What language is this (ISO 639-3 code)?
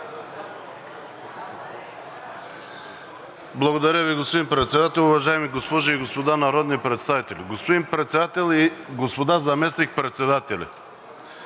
bul